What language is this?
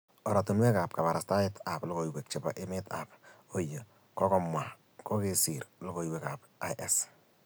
Kalenjin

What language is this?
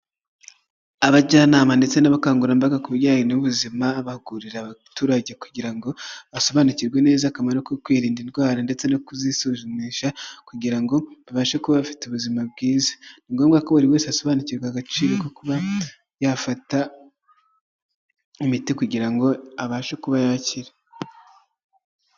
Kinyarwanda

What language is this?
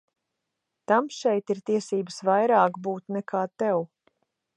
Latvian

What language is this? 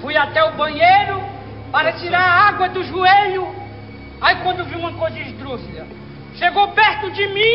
Portuguese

